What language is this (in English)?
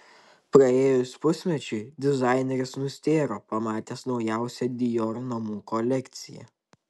Lithuanian